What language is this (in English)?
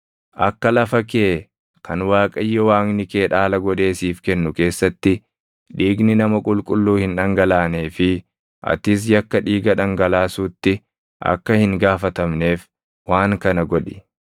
Oromo